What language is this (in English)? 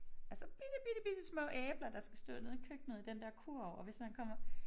Danish